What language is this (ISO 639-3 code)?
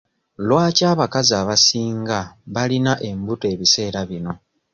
lug